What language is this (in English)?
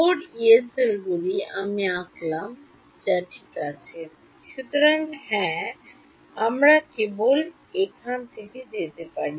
Bangla